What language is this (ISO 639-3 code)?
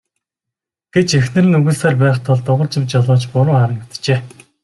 mon